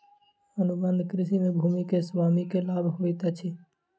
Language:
Maithili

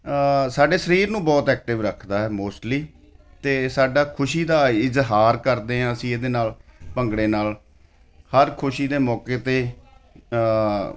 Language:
Punjabi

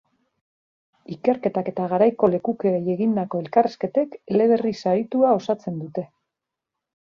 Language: Basque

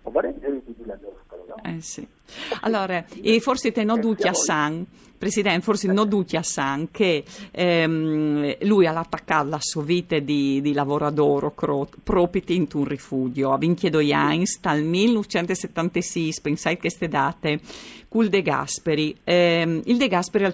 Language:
Italian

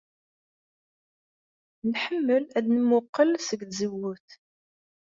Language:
Kabyle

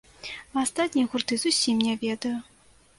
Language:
Belarusian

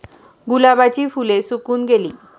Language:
Marathi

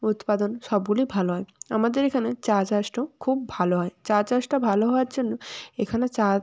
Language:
Bangla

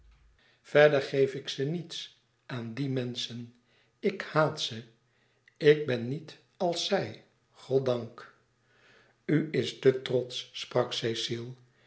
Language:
Dutch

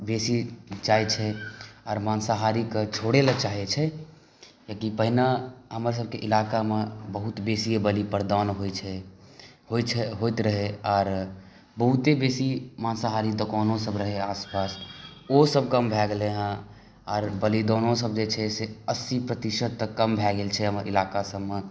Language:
Maithili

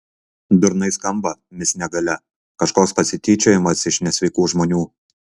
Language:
Lithuanian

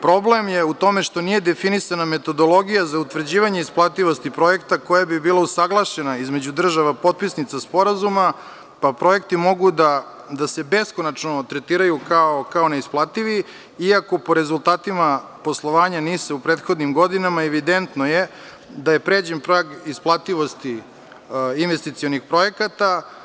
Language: Serbian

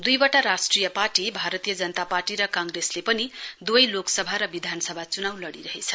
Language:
Nepali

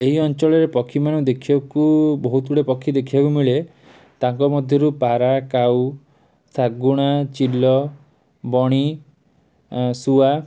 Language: Odia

